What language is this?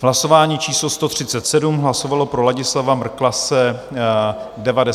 Czech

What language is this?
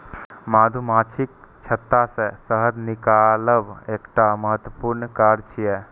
Maithili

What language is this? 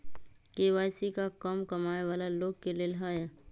Magahi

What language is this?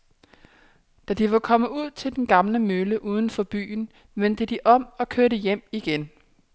Danish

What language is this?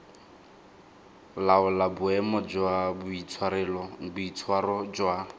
Tswana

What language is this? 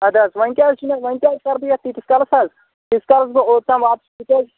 Kashmiri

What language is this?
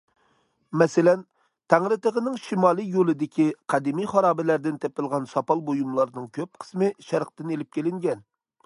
Uyghur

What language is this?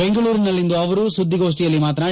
Kannada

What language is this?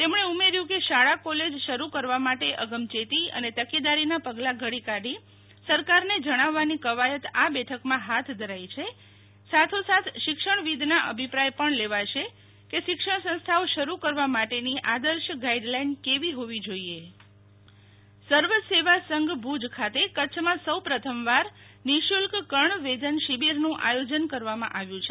Gujarati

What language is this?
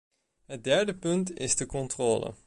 Dutch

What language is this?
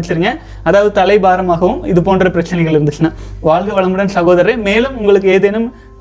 Tamil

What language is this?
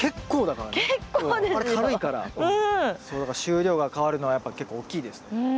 Japanese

